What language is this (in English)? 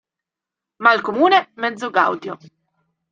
Italian